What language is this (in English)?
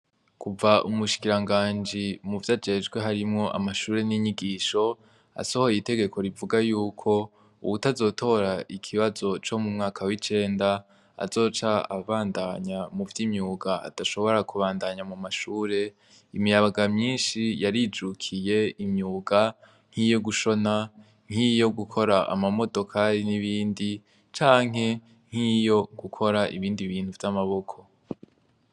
Rundi